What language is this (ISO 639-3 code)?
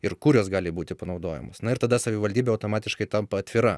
lit